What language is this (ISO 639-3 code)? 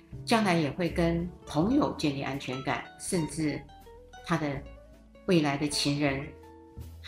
zho